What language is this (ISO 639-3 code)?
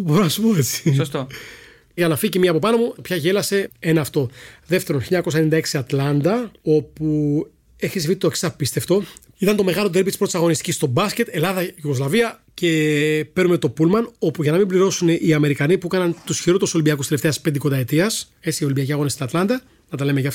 ell